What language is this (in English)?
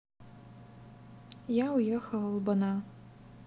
Russian